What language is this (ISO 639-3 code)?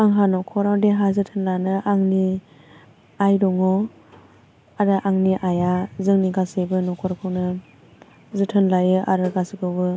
brx